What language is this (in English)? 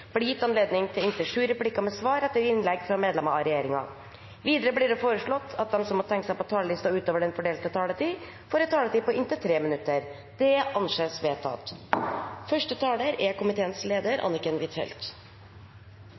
Norwegian Bokmål